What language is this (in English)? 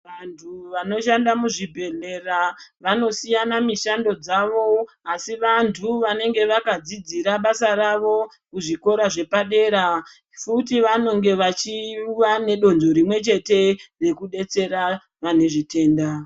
Ndau